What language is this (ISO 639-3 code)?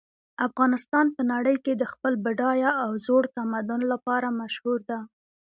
pus